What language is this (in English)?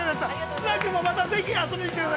Japanese